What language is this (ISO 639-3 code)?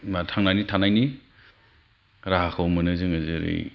brx